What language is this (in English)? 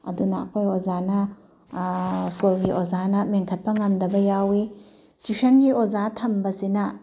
Manipuri